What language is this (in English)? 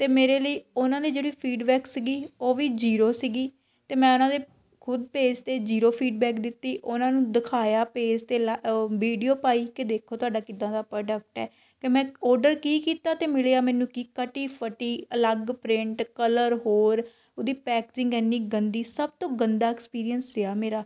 Punjabi